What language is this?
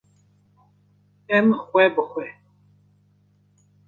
Kurdish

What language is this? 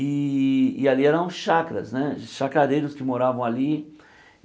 Portuguese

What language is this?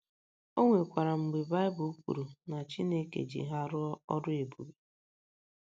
Igbo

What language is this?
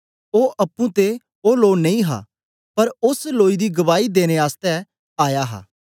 Dogri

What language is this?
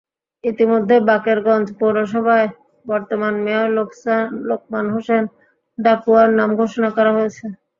Bangla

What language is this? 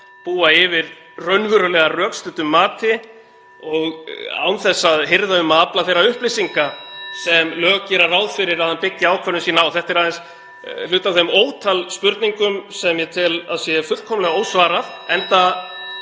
Icelandic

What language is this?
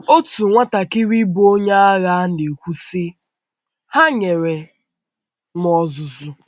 Igbo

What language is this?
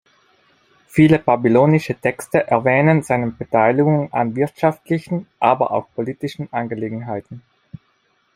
German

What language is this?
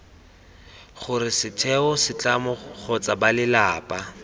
Tswana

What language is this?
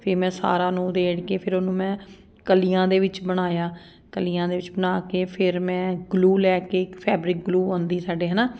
Punjabi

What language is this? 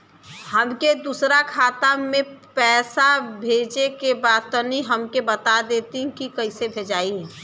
Bhojpuri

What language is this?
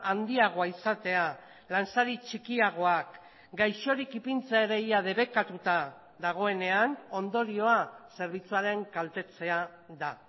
Basque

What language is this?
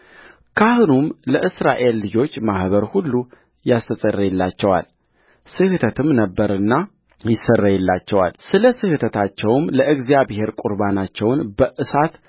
Amharic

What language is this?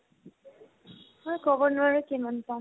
Assamese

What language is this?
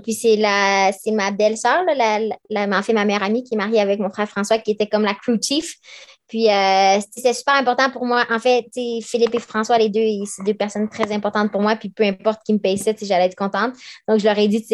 French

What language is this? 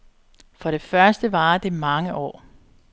Danish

